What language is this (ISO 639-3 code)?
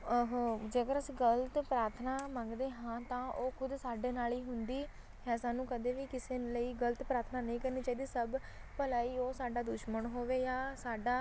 pan